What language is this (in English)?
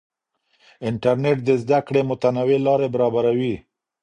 Pashto